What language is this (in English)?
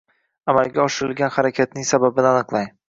Uzbek